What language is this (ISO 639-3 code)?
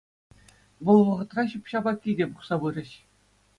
chv